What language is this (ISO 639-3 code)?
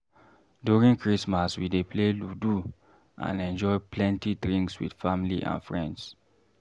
pcm